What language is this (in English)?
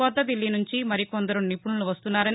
Telugu